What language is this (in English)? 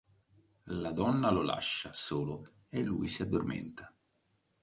Italian